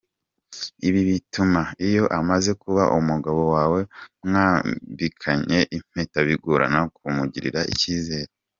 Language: Kinyarwanda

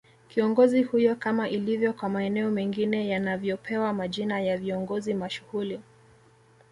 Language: Swahili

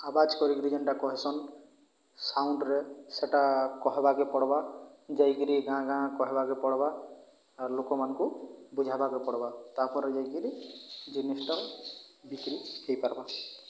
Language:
Odia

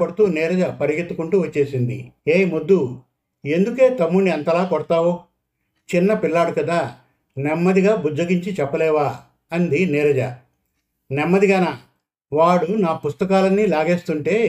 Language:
Telugu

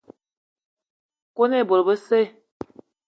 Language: Eton (Cameroon)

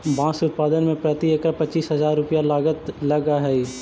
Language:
Magahi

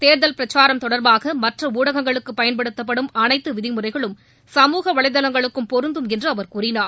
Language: Tamil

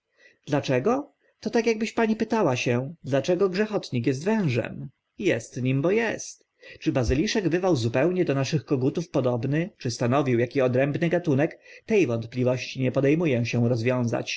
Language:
Polish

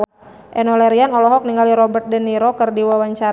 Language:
Sundanese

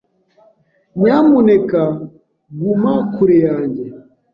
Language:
Kinyarwanda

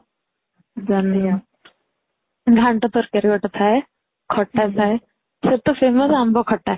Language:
Odia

